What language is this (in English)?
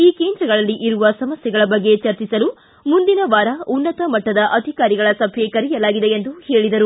Kannada